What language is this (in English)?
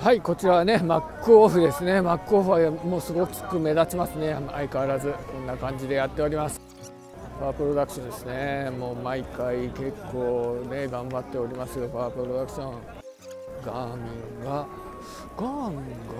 Japanese